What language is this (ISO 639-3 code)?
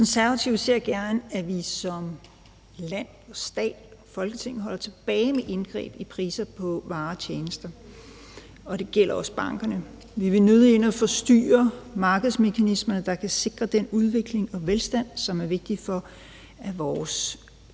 dan